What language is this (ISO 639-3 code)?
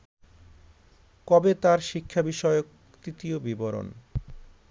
ben